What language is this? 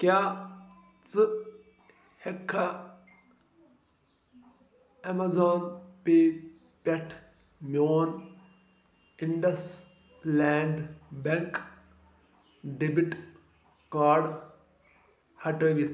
Kashmiri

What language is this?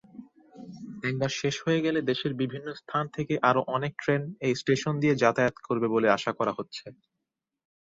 Bangla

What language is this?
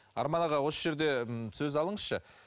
Kazakh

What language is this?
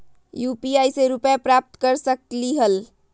Magahi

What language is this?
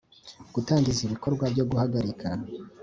Kinyarwanda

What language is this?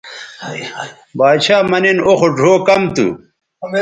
Bateri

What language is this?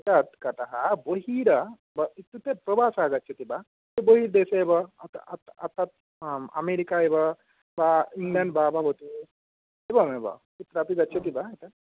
Sanskrit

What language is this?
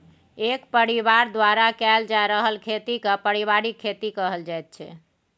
Maithili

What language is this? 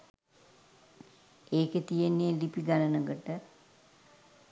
Sinhala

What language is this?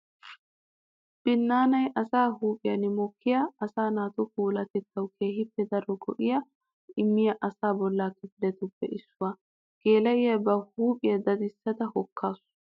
Wolaytta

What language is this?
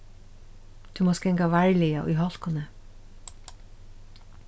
Faroese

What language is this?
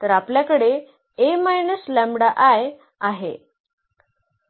Marathi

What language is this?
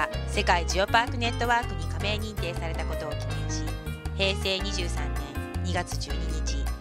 Japanese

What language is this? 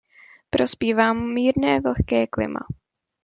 Czech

